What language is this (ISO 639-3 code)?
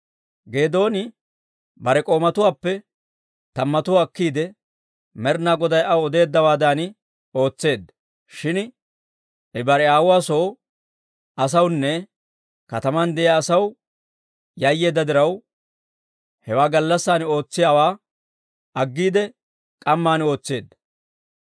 dwr